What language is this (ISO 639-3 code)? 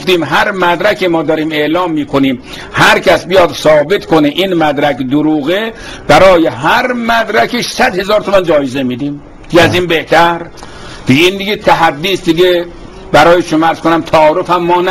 fas